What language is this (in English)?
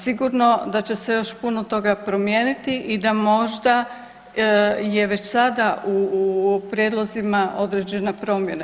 Croatian